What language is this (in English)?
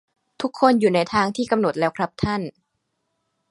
Thai